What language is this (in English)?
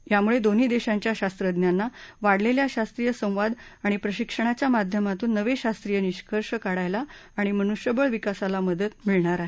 Marathi